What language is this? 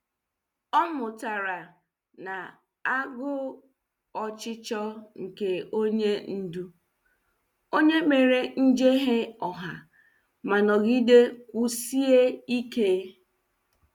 Igbo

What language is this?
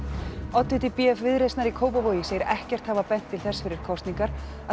Icelandic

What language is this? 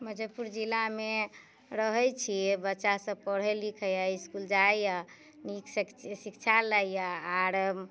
Maithili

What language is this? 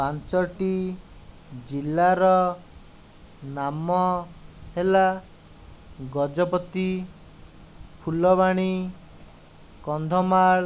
Odia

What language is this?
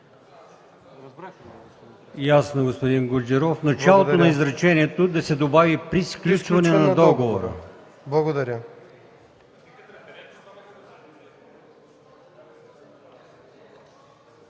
Bulgarian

